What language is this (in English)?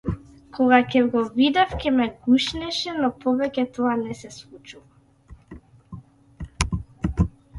Macedonian